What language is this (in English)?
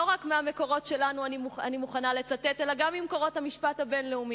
Hebrew